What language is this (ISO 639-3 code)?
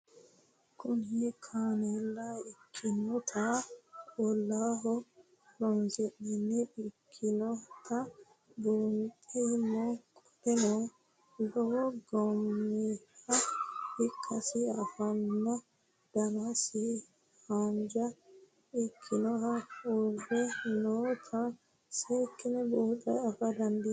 sid